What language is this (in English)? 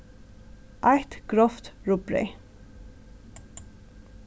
Faroese